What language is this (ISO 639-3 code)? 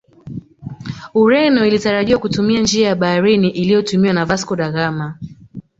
swa